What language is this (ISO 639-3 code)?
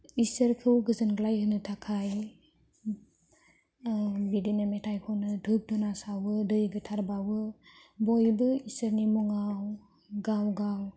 brx